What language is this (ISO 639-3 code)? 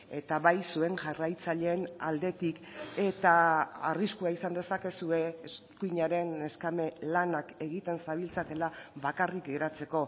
eus